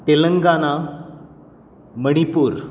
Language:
Konkani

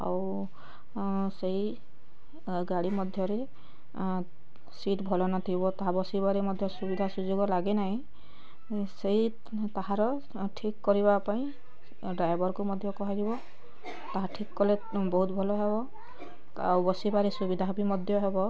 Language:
Odia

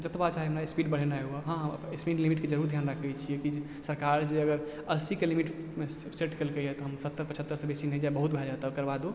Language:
Maithili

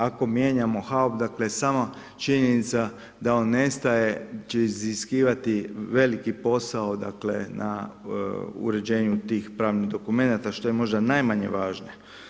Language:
Croatian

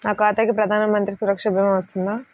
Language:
Telugu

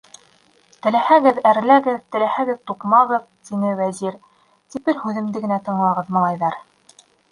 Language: Bashkir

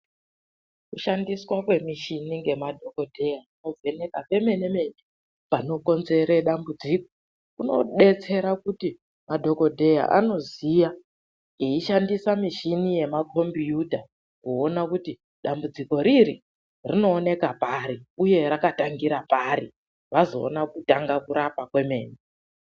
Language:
Ndau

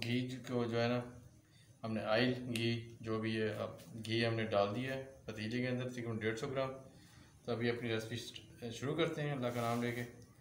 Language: Hindi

